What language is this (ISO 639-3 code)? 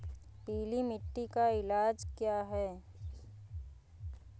hin